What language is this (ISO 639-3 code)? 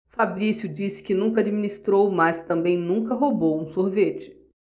por